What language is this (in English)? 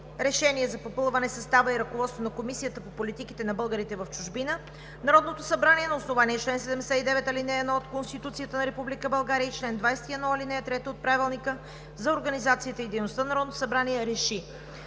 Bulgarian